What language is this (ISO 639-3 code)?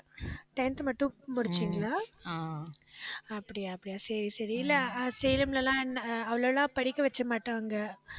tam